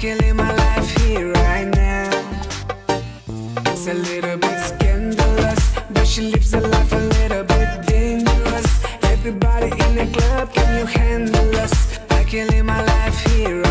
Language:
Romanian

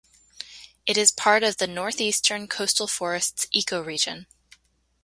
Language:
English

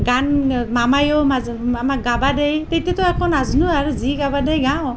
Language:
Assamese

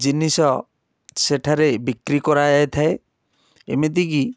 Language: Odia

